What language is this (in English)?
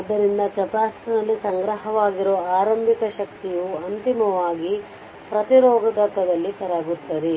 Kannada